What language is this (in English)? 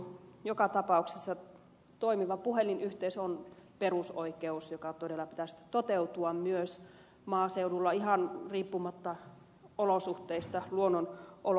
Finnish